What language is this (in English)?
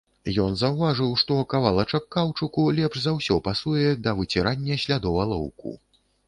Belarusian